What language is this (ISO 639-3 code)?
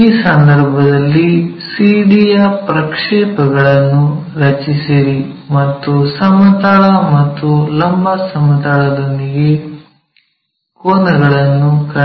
kan